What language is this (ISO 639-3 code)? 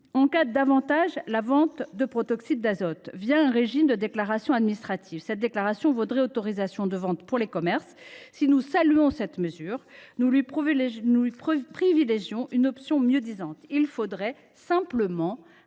fra